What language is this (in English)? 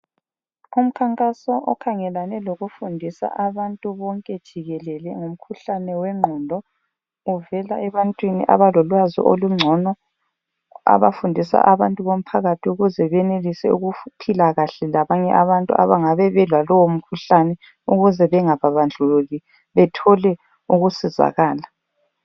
North Ndebele